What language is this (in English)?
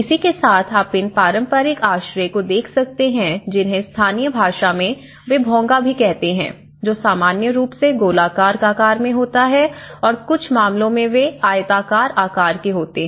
Hindi